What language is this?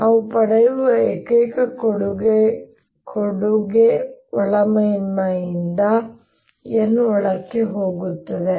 Kannada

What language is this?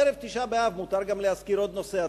Hebrew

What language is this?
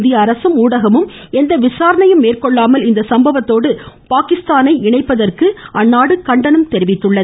Tamil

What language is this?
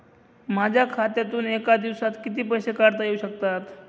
Marathi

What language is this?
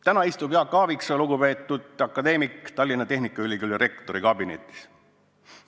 Estonian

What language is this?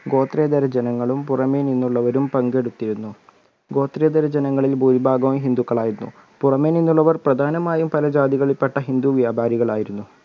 Malayalam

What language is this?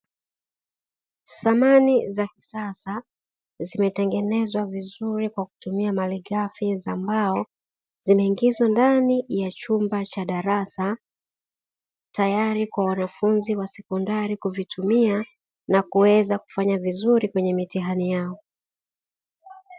Swahili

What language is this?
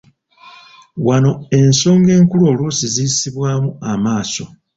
Ganda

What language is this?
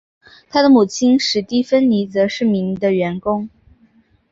Chinese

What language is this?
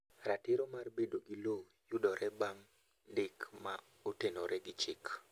Luo (Kenya and Tanzania)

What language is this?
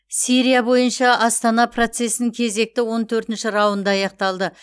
Kazakh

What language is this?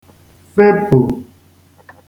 Igbo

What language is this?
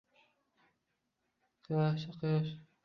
Uzbek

